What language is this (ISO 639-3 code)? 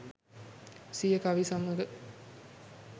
sin